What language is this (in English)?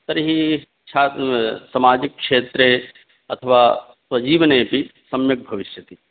Sanskrit